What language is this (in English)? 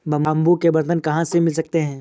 Hindi